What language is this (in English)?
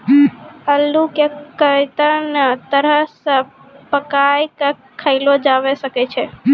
Maithili